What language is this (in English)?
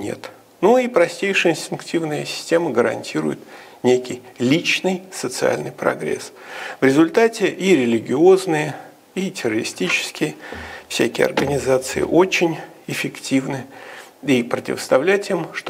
Russian